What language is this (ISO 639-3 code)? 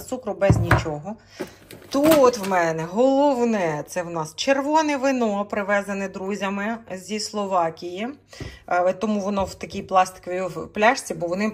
ukr